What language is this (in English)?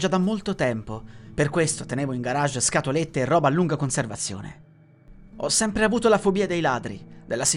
Italian